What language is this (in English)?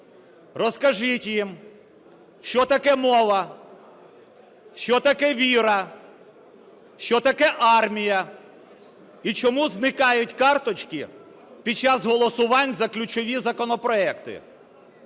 Ukrainian